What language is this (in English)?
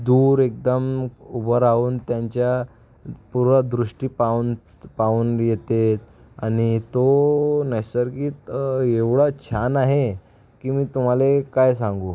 Marathi